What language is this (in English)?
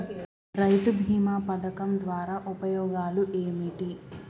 Telugu